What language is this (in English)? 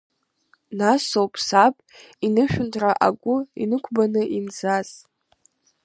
Abkhazian